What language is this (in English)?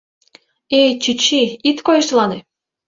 Mari